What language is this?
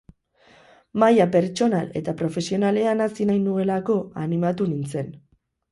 Basque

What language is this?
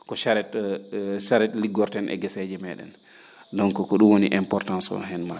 Fula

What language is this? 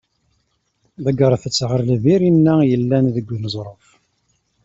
Kabyle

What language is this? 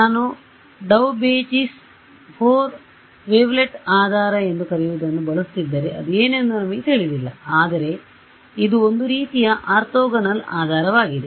Kannada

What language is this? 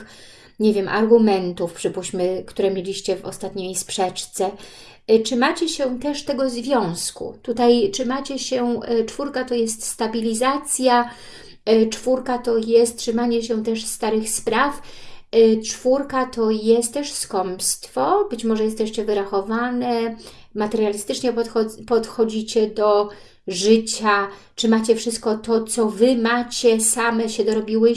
Polish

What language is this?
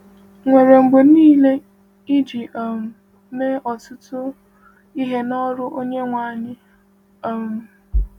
Igbo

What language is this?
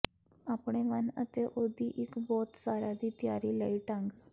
Punjabi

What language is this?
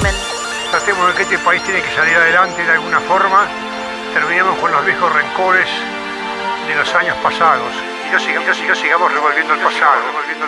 Spanish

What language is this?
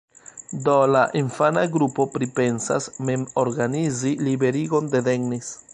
Esperanto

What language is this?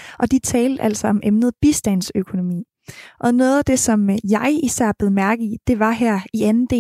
Danish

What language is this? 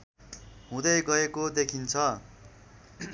Nepali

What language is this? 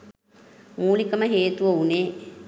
Sinhala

